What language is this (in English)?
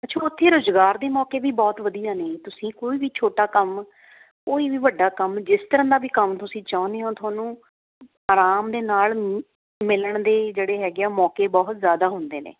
Punjabi